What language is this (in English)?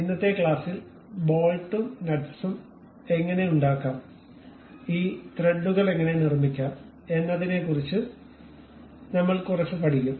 Malayalam